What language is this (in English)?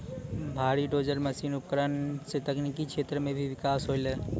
Maithili